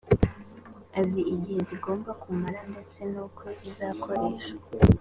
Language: Kinyarwanda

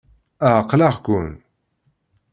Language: Kabyle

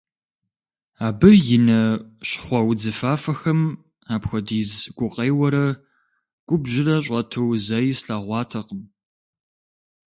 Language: Kabardian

